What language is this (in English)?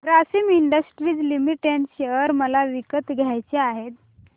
Marathi